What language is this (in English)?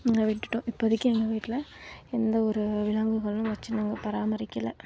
Tamil